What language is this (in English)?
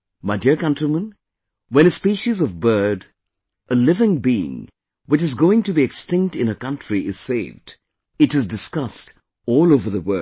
English